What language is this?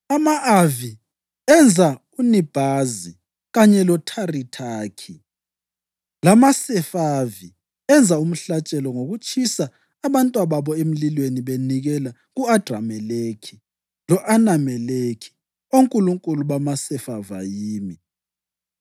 North Ndebele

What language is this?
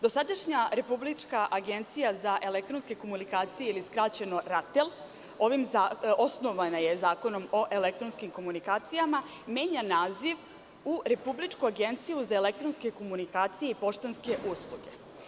Serbian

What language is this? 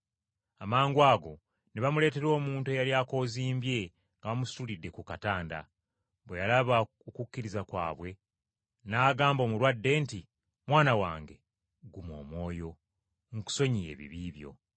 Ganda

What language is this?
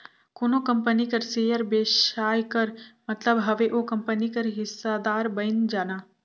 Chhattisgarhi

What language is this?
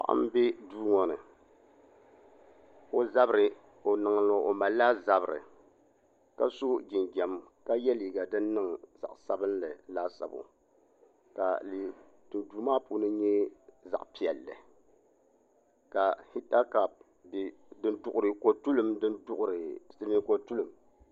Dagbani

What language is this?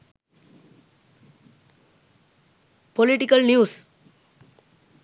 Sinhala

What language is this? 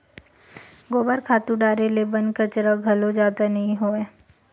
Chhattisgarhi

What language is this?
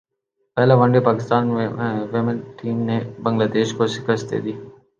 Urdu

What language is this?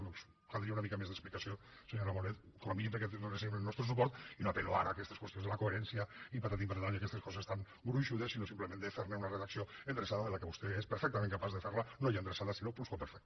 Catalan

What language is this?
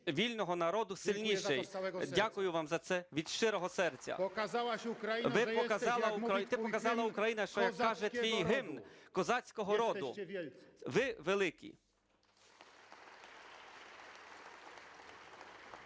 Ukrainian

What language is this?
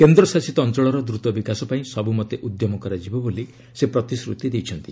Odia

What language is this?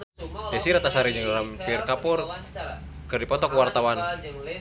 Sundanese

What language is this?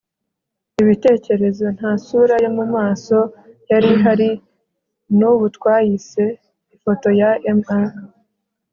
Kinyarwanda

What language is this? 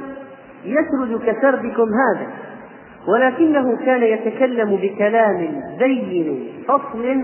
Arabic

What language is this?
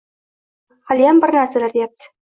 Uzbek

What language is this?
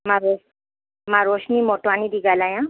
Sindhi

